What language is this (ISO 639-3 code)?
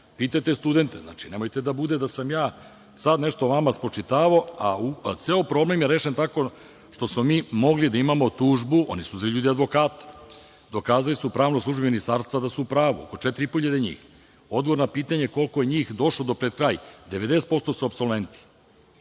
srp